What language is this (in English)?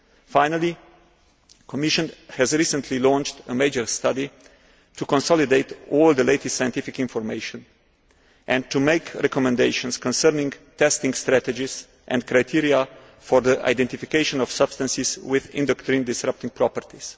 English